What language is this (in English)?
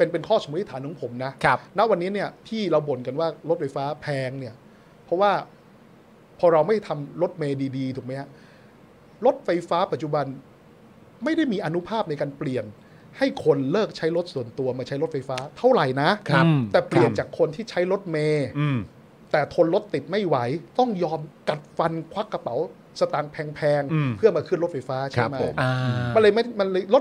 Thai